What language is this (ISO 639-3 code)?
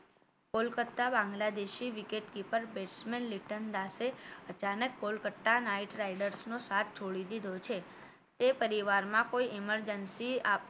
guj